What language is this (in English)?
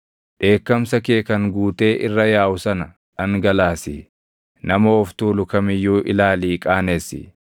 Oromo